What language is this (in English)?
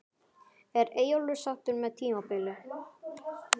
Icelandic